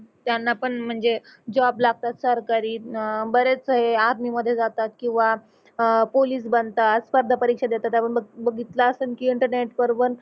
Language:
Marathi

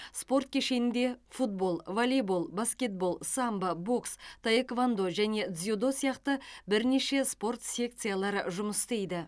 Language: Kazakh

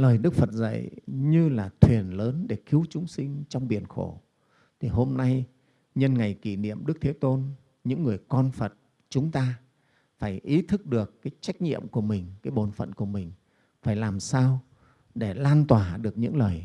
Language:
Vietnamese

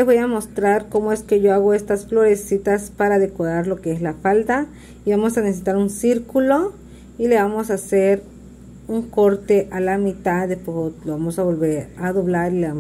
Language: Spanish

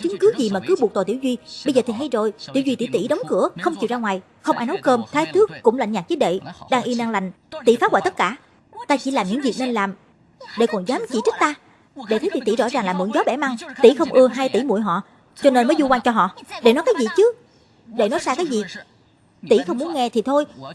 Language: Vietnamese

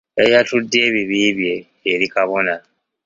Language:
Ganda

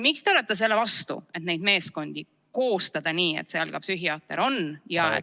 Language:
Estonian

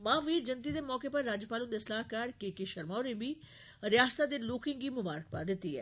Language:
Dogri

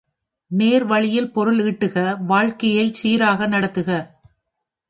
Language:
Tamil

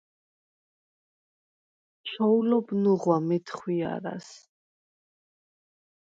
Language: Svan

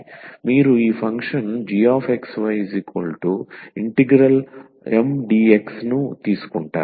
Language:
Telugu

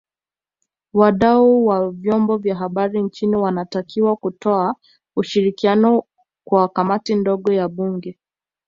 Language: Swahili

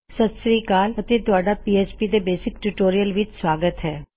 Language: Punjabi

